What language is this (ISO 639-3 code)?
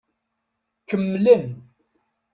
kab